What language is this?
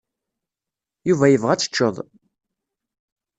Kabyle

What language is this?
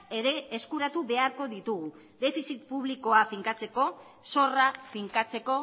Basque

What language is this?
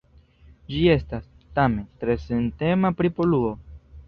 Esperanto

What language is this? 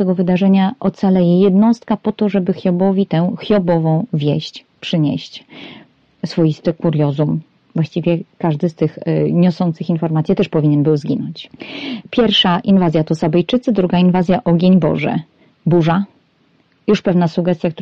Polish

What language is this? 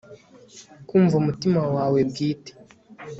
Kinyarwanda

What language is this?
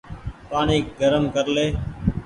Goaria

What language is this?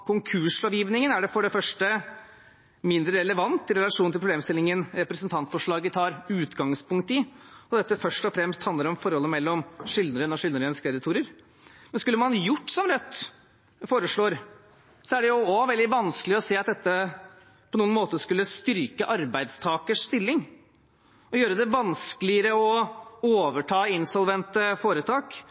Norwegian Bokmål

